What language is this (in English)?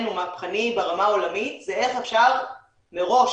Hebrew